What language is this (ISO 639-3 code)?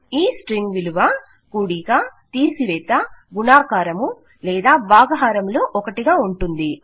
tel